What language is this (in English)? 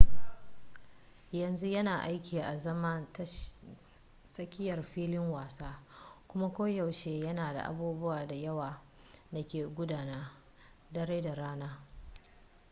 Hausa